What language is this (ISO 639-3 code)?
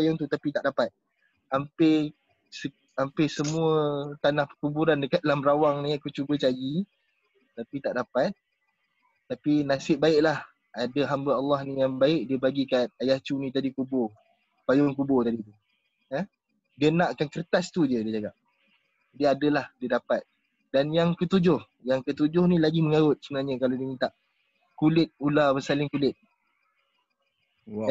msa